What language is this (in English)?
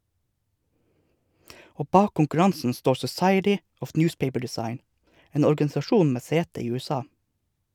Norwegian